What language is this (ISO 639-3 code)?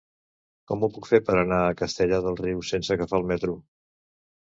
cat